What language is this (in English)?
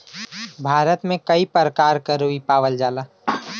Bhojpuri